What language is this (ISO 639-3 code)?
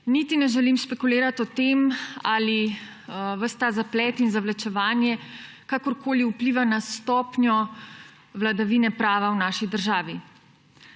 slv